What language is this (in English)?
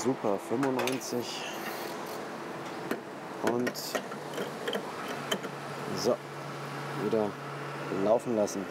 German